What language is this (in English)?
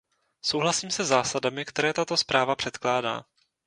Czech